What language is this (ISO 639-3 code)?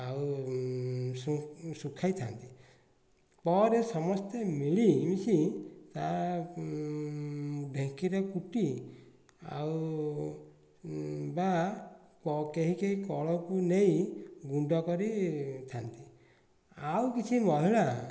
ori